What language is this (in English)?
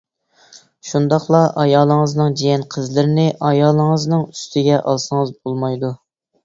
Uyghur